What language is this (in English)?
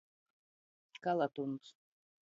Latgalian